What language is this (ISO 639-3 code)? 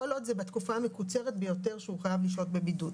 heb